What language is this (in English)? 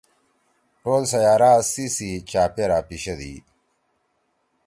Torwali